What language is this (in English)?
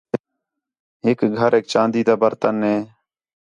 Khetrani